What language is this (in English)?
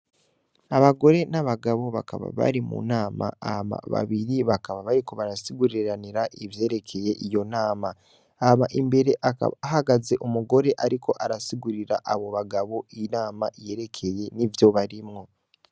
Rundi